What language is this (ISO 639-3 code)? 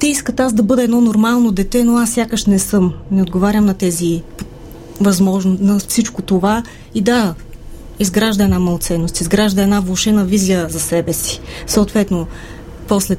bul